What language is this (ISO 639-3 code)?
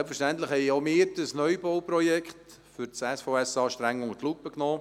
gsw